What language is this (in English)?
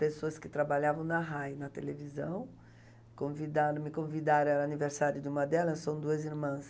Portuguese